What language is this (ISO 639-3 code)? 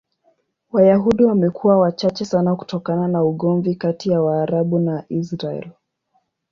swa